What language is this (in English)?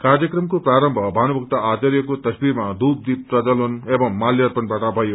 Nepali